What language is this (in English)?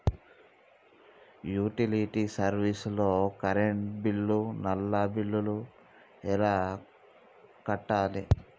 Telugu